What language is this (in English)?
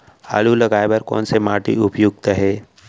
Chhattisgarhi